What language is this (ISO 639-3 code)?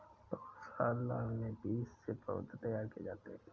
hin